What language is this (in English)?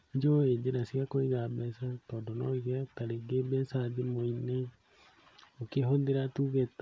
Kikuyu